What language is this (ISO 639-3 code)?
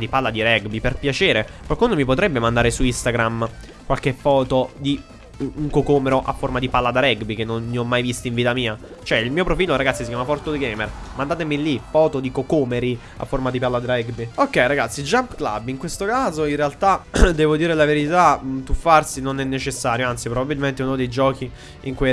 ita